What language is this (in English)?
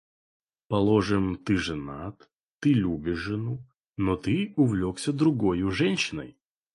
Russian